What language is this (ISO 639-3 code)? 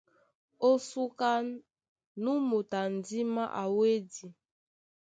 dua